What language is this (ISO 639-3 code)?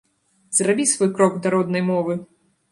bel